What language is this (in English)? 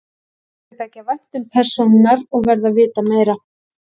Icelandic